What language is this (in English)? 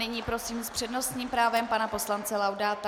Czech